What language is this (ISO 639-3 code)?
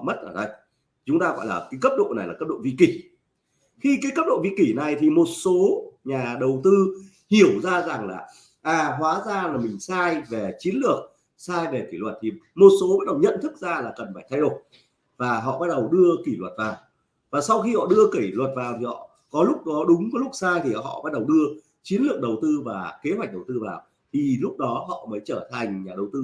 vie